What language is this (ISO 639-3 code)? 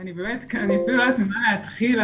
heb